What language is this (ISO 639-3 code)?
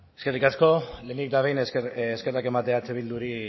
eus